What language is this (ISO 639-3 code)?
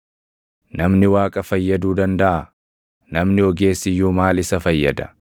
orm